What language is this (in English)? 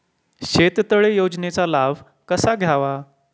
Marathi